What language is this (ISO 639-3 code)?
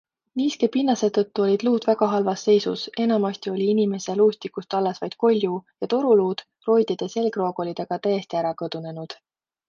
est